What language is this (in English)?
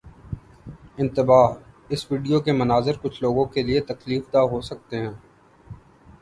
Urdu